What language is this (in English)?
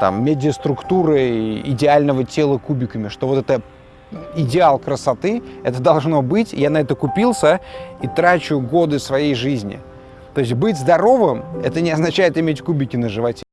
Russian